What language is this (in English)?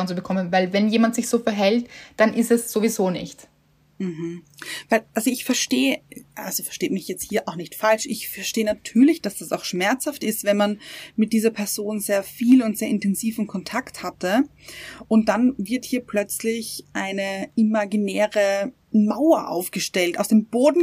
German